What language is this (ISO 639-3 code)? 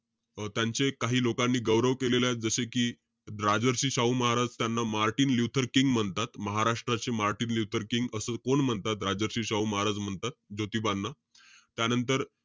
mar